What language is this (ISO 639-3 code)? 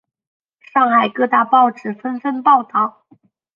zho